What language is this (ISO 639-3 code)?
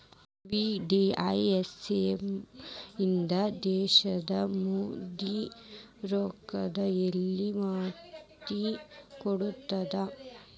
kan